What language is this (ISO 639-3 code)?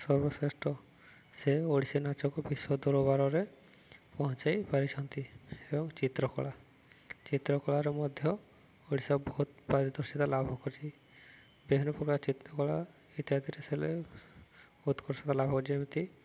ori